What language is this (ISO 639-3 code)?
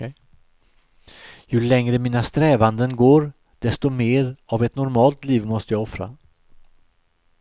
swe